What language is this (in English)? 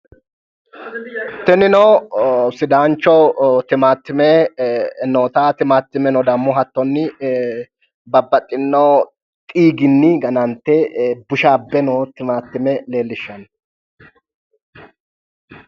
Sidamo